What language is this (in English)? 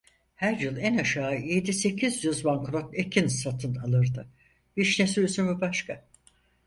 Turkish